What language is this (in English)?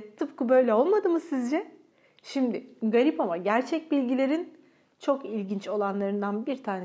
Turkish